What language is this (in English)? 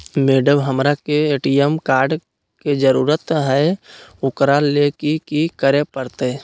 Magahi